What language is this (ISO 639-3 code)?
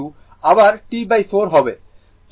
ben